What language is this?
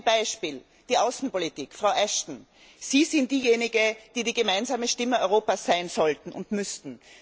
German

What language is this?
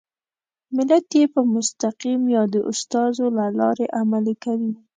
Pashto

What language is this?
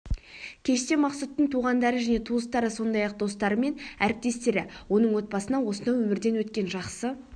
Kazakh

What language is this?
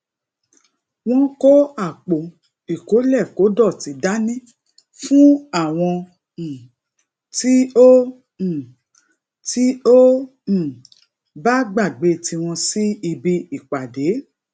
Yoruba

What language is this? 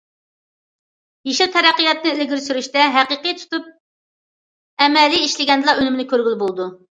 Uyghur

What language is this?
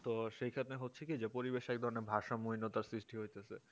Bangla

